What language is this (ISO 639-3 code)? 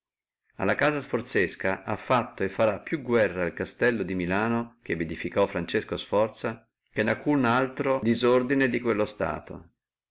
ita